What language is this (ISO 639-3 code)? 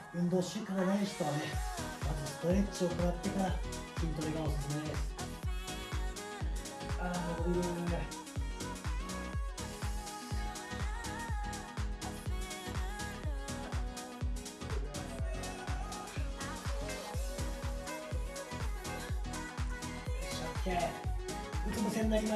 jpn